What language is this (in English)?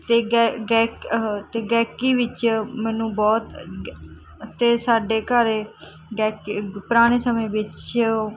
Punjabi